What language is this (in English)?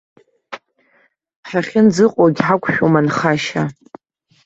Abkhazian